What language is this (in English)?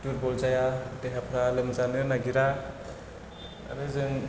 Bodo